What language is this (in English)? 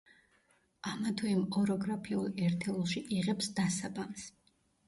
Georgian